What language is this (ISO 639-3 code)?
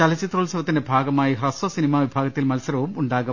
mal